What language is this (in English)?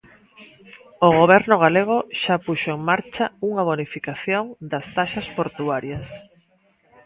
Galician